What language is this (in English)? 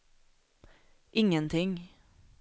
Swedish